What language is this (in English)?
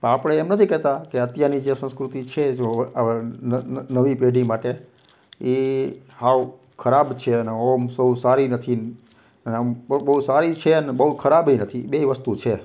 Gujarati